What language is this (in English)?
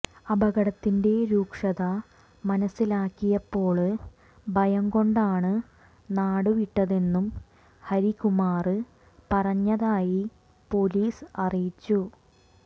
Malayalam